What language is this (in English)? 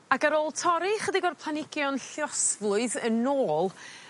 Welsh